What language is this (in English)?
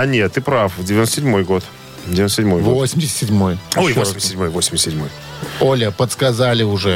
Russian